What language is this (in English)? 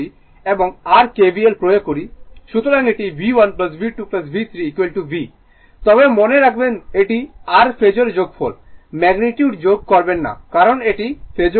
Bangla